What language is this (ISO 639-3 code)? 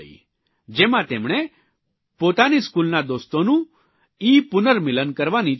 guj